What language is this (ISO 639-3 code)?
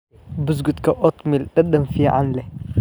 som